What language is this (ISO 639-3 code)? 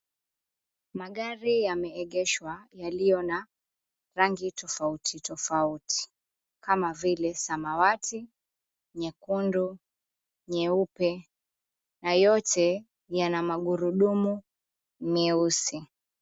swa